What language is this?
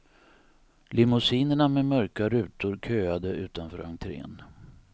Swedish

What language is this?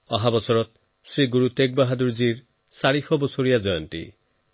Assamese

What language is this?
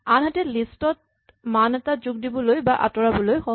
Assamese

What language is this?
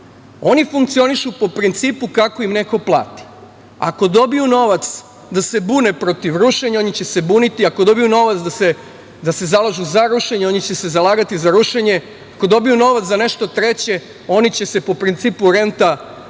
Serbian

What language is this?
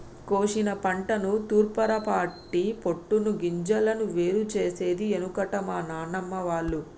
Telugu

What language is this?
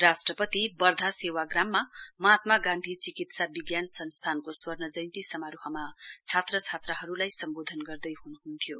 Nepali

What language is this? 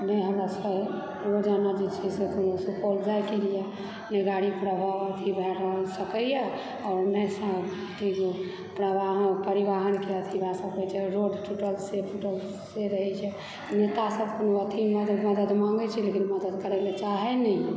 Maithili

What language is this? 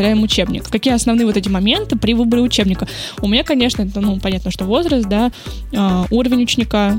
Russian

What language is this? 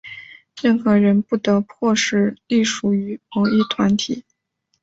Chinese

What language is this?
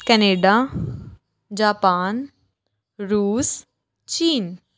Punjabi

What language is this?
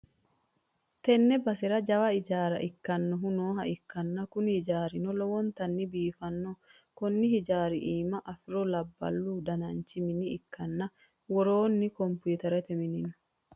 Sidamo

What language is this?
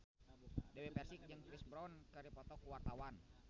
Sundanese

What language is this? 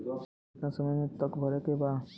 Bhojpuri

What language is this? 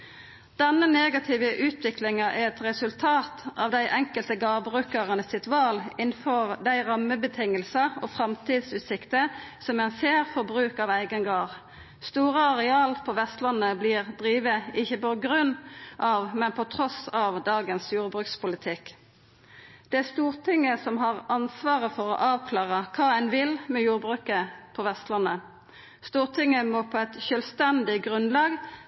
Norwegian Nynorsk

